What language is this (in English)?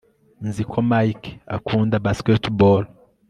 Kinyarwanda